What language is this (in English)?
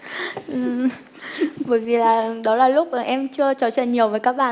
Vietnamese